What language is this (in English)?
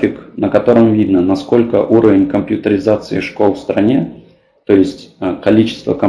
Russian